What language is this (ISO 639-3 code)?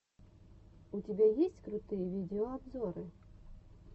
rus